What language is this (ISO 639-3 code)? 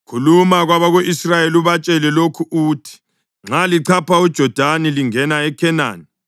nde